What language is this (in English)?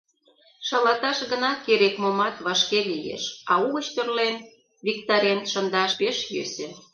Mari